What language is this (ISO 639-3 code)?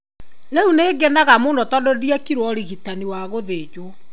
kik